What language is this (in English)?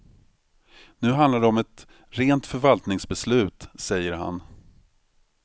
Swedish